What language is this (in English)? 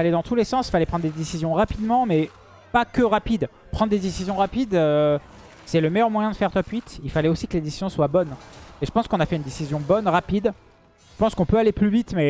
French